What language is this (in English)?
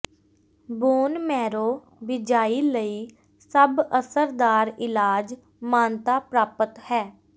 Punjabi